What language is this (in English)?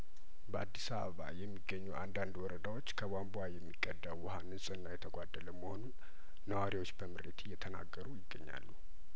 Amharic